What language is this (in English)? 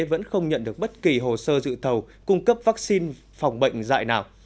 Vietnamese